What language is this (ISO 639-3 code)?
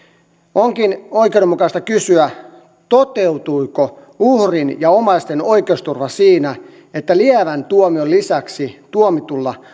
fin